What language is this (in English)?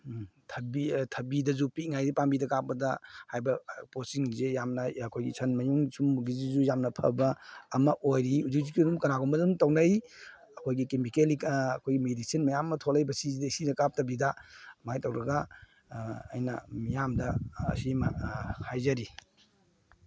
Manipuri